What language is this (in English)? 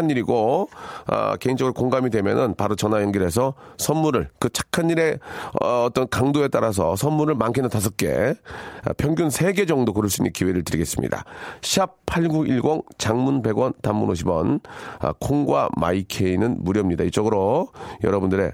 Korean